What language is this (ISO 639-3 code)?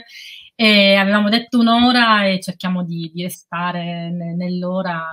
ita